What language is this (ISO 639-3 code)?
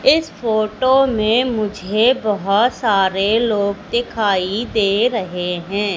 hin